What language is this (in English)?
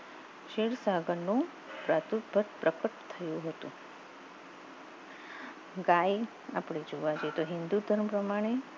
Gujarati